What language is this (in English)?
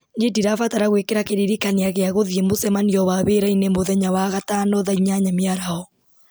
Kikuyu